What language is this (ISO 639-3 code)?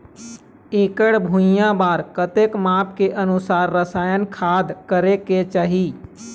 hne